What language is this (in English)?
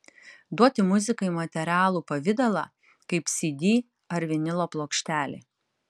Lithuanian